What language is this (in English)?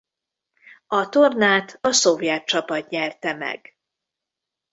Hungarian